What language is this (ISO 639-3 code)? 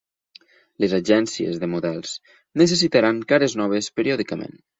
cat